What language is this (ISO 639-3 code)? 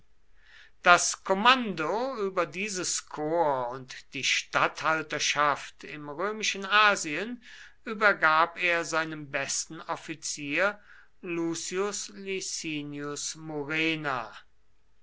deu